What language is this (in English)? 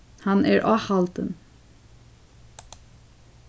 Faroese